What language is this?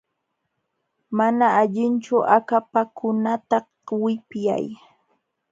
Jauja Wanca Quechua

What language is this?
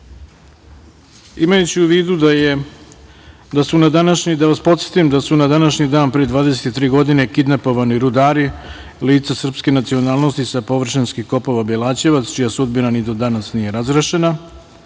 Serbian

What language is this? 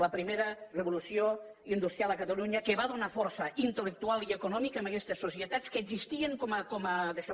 Catalan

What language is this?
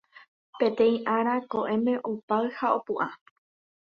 Guarani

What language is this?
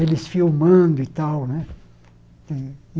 Portuguese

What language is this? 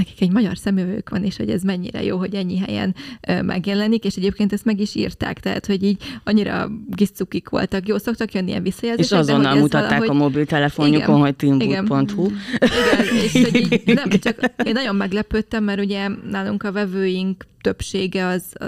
Hungarian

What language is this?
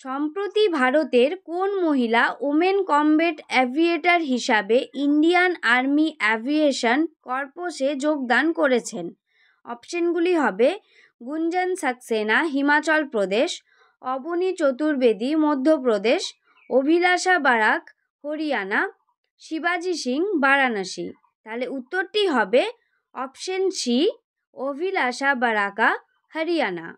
Bangla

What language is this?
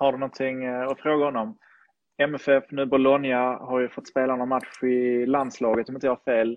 Swedish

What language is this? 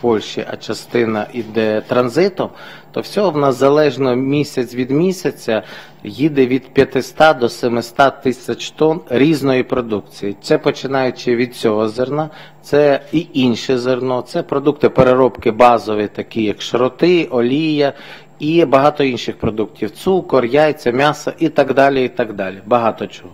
Ukrainian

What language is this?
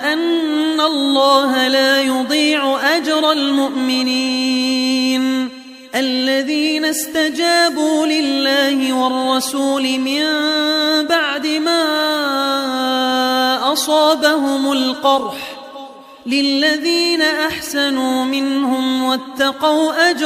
Arabic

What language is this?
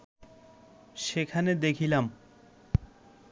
Bangla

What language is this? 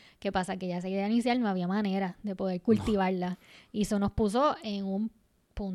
Spanish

